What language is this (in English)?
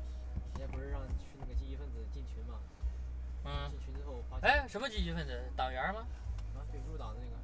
Chinese